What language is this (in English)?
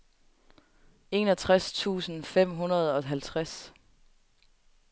Danish